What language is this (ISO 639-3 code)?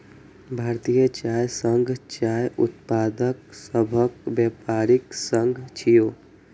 mai